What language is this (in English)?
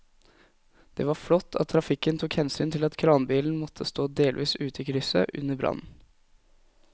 Norwegian